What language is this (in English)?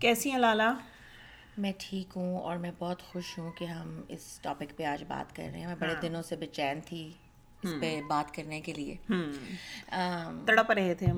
Urdu